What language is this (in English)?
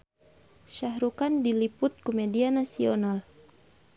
Sundanese